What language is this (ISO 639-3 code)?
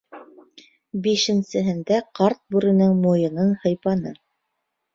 bak